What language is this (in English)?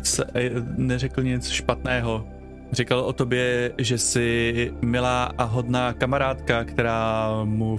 Czech